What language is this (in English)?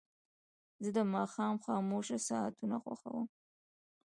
Pashto